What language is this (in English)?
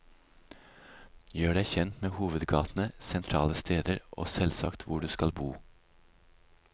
Norwegian